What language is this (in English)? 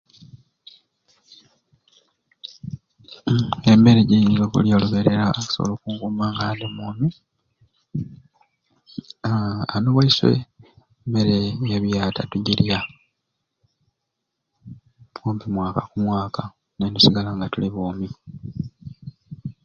Ruuli